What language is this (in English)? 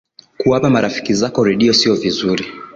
Swahili